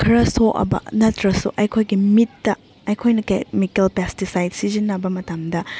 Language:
Manipuri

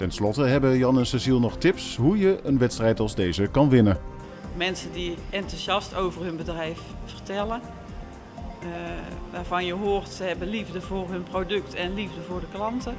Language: Dutch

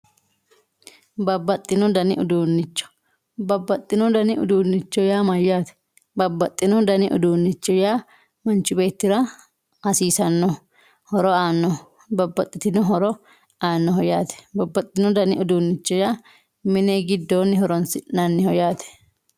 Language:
Sidamo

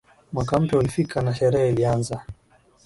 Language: Swahili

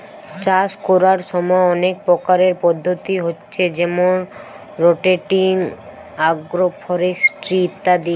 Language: Bangla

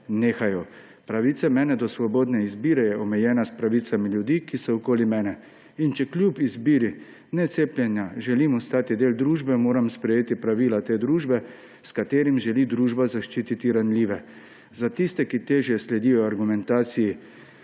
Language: Slovenian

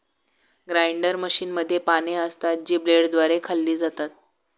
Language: Marathi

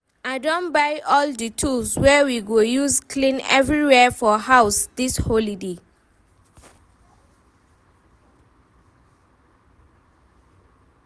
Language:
Nigerian Pidgin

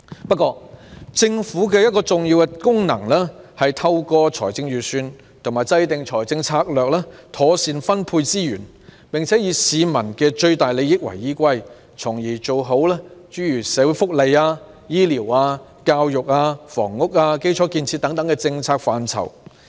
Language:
Cantonese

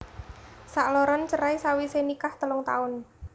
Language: Javanese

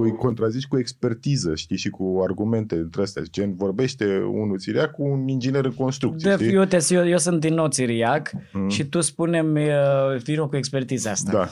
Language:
Romanian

